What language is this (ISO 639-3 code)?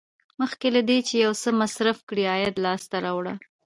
pus